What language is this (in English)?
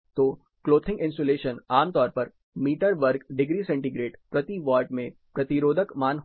Hindi